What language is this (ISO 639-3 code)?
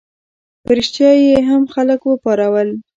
pus